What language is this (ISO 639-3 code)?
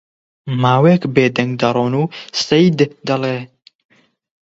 ckb